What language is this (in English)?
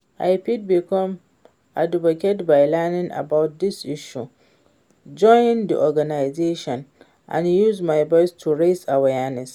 Nigerian Pidgin